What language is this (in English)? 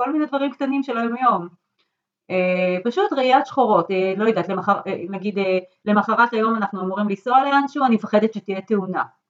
Hebrew